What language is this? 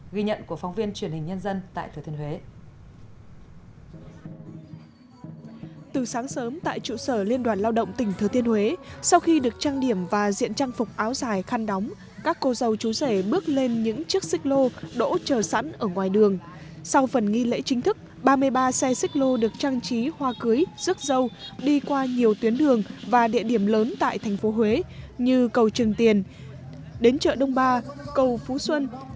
Vietnamese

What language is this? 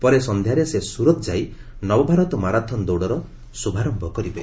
Odia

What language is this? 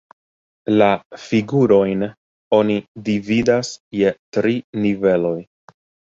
Esperanto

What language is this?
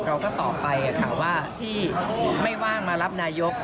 Thai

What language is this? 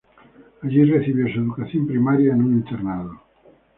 Spanish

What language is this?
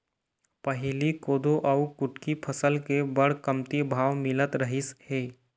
Chhattisgarhi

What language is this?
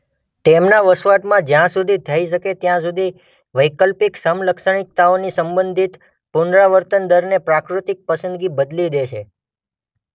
Gujarati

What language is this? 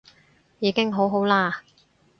Cantonese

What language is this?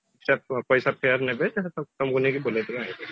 Odia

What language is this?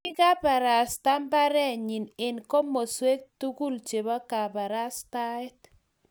Kalenjin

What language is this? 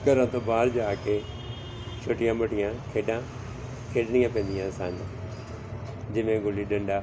Punjabi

